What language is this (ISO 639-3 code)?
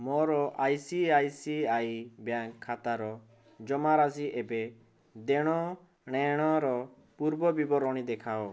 ori